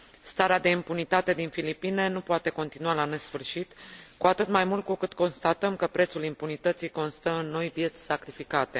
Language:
Romanian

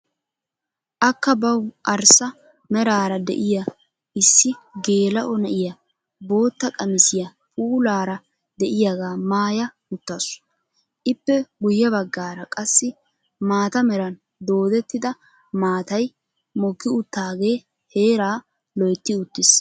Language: Wolaytta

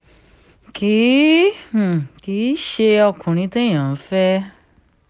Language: Yoruba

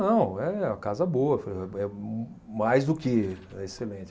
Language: Portuguese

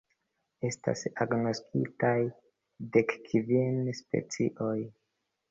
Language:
Esperanto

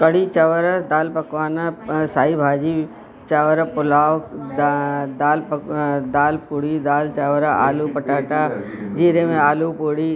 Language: Sindhi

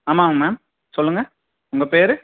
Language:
Tamil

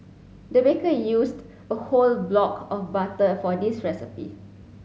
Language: English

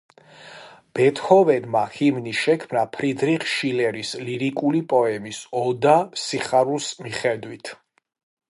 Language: Georgian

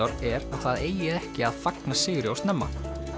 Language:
Icelandic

